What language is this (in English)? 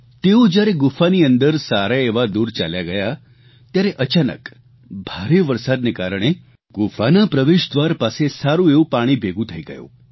Gujarati